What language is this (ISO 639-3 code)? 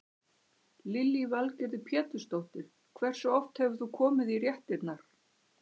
isl